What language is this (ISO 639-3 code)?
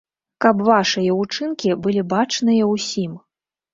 bel